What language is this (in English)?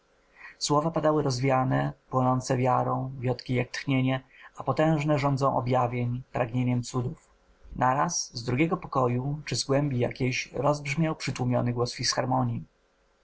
Polish